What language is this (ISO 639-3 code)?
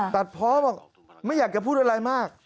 tha